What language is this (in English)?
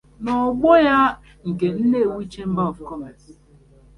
Igbo